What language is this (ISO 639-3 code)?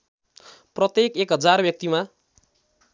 nep